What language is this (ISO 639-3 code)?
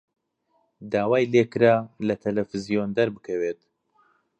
ckb